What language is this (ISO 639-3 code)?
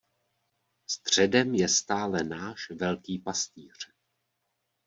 ces